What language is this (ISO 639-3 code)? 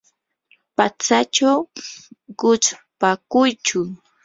qur